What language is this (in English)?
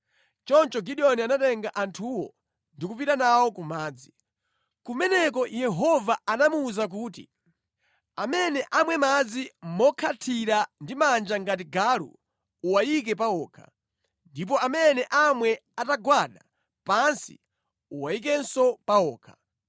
Nyanja